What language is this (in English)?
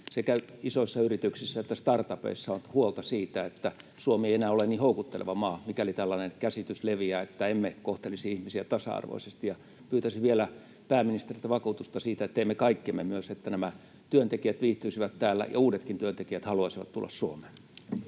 Finnish